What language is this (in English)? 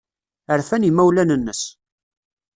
Kabyle